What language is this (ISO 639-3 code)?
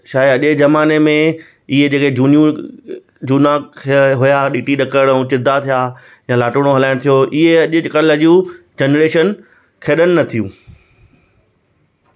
snd